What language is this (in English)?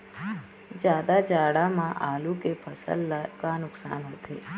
Chhattisgarhi